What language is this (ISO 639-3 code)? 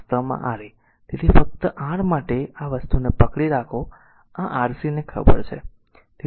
guj